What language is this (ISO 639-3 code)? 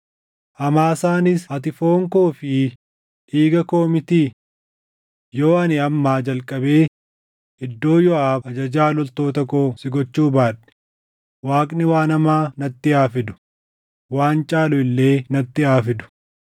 orm